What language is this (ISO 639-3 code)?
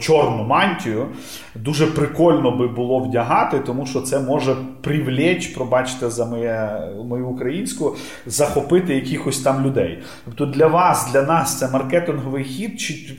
ukr